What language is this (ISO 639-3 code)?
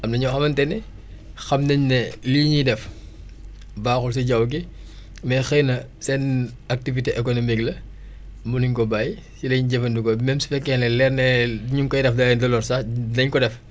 wol